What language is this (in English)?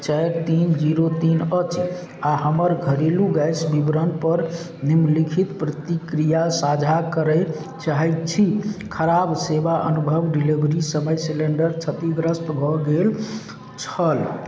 Maithili